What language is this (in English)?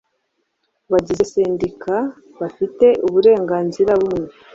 Kinyarwanda